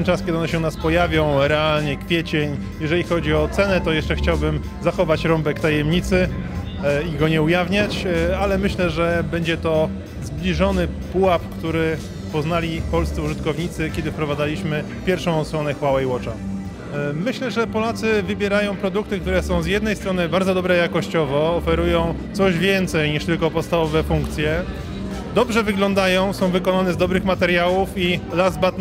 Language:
Polish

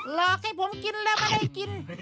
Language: Thai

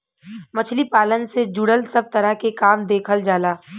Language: Bhojpuri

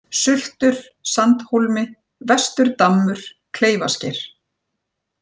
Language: Icelandic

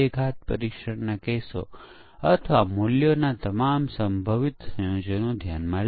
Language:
Gujarati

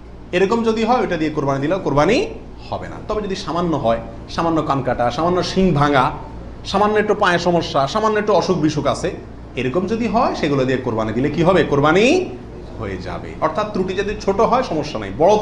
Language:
Korean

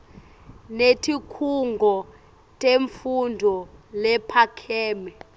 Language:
Swati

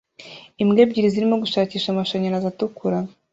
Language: Kinyarwanda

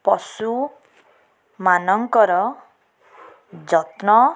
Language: Odia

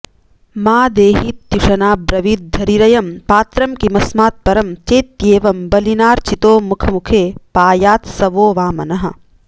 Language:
Sanskrit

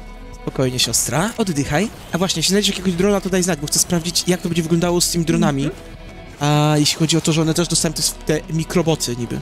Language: Polish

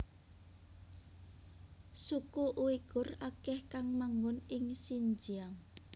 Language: Javanese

